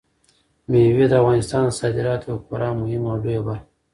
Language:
Pashto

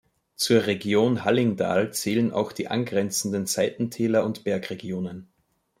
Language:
German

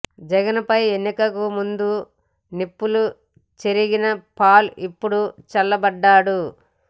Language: Telugu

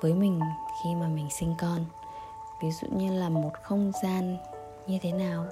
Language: Vietnamese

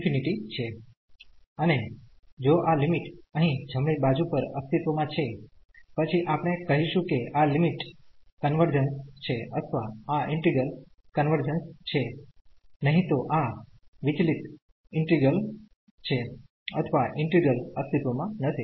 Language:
Gujarati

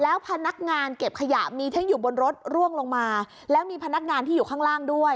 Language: Thai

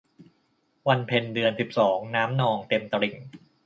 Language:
Thai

